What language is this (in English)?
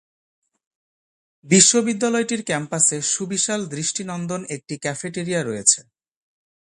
Bangla